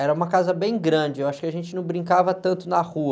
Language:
Portuguese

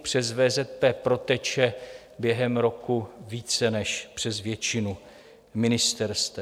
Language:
Czech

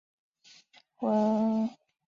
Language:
Chinese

